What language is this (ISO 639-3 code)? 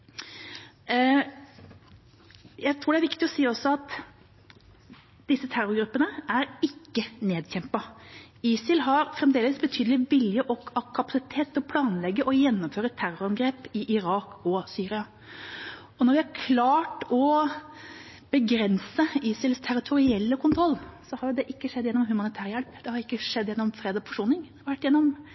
nob